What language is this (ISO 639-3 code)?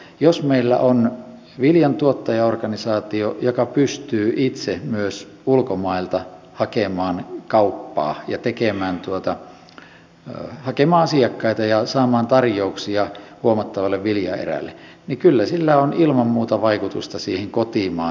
fin